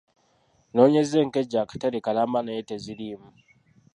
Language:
Ganda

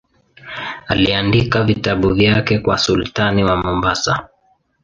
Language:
Swahili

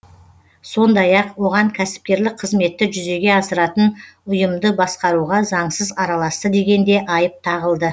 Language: Kazakh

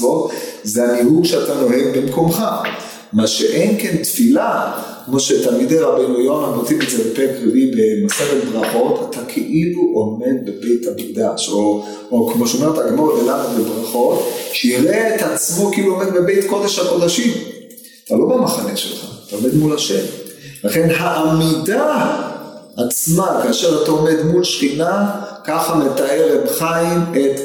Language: Hebrew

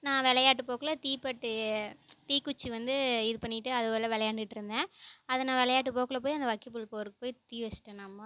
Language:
Tamil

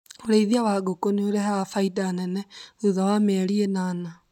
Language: Kikuyu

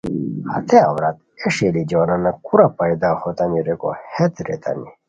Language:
Khowar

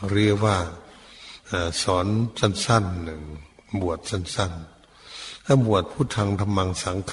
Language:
Thai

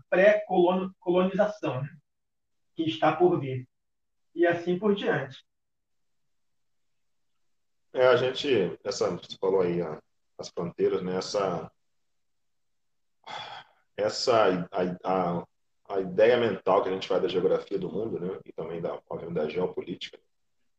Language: Portuguese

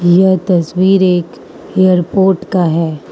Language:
Hindi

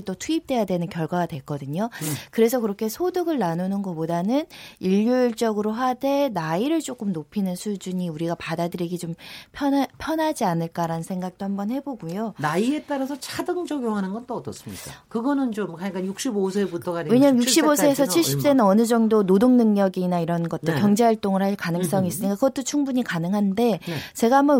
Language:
Korean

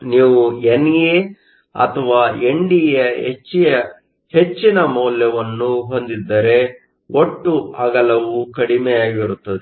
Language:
Kannada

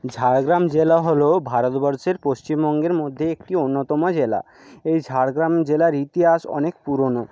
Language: Bangla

